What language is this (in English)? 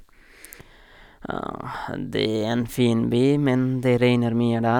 Norwegian